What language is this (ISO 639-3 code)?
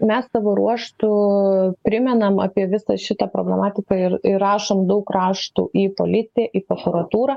lit